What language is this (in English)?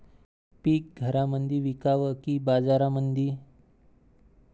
Marathi